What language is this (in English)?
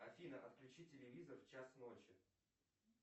Russian